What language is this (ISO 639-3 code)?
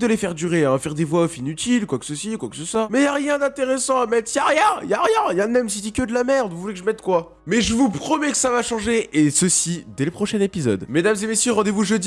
fra